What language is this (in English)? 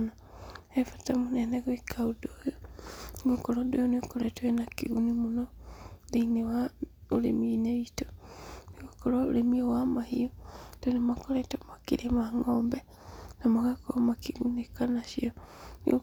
Kikuyu